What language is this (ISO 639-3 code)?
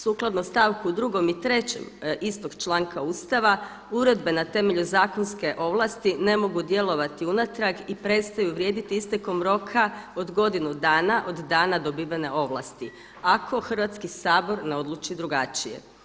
hrv